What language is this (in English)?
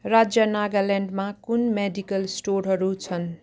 Nepali